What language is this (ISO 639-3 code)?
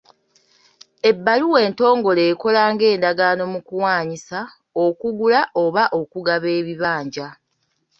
lug